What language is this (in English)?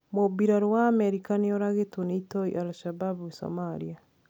Kikuyu